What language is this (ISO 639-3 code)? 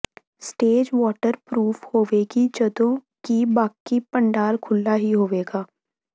pan